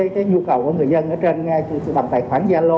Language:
Vietnamese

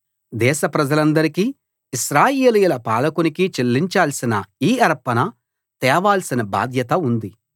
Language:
Telugu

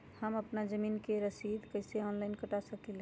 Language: Magahi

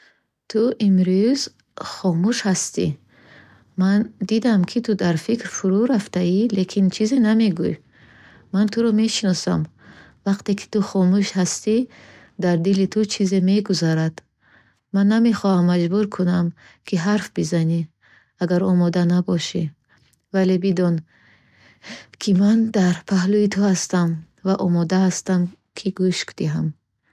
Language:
Bukharic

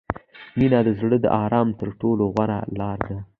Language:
Pashto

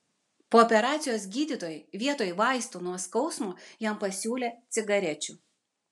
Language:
Lithuanian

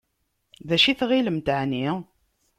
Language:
Kabyle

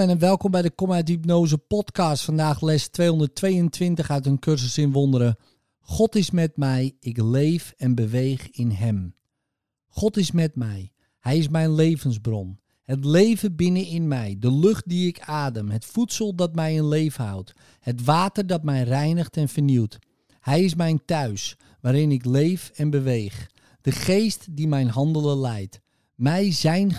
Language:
Dutch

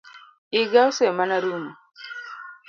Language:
Luo (Kenya and Tanzania)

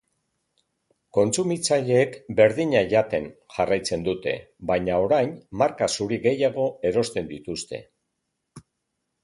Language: Basque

